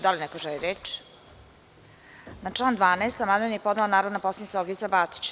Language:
Serbian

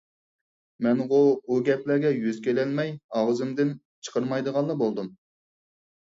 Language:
Uyghur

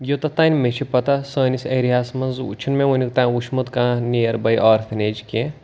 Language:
Kashmiri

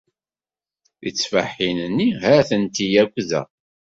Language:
Kabyle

